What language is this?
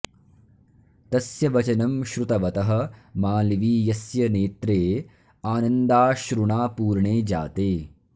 Sanskrit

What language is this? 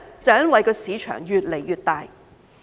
Cantonese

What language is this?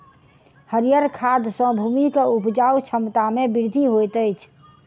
Maithili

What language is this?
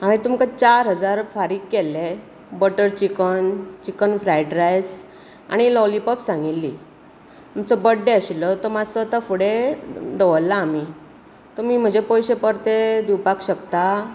Konkani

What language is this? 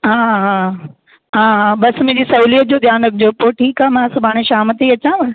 Sindhi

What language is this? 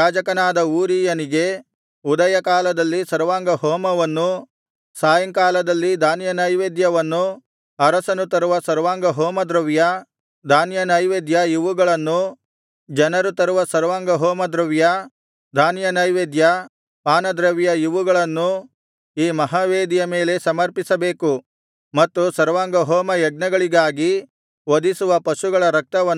Kannada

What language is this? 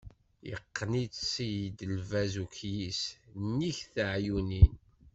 Kabyle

